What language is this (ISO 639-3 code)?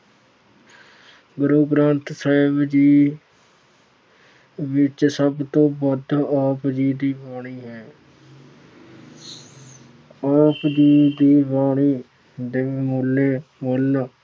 pan